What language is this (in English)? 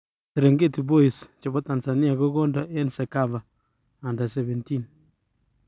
Kalenjin